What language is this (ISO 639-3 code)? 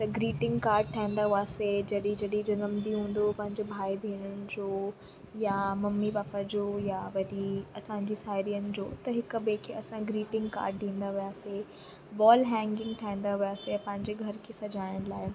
snd